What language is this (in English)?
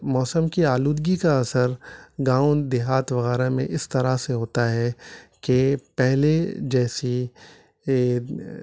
Urdu